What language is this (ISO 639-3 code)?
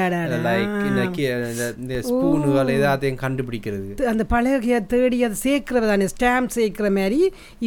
tam